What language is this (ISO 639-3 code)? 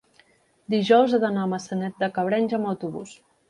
cat